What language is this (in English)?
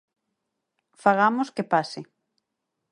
Galician